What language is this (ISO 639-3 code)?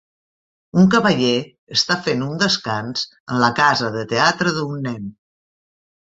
cat